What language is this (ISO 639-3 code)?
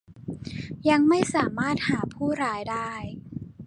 tha